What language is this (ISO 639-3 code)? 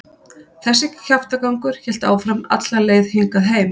isl